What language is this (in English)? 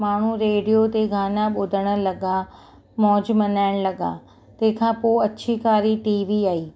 Sindhi